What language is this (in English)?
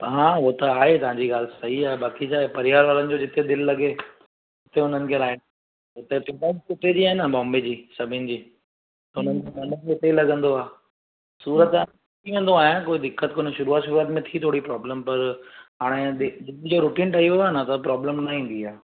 Sindhi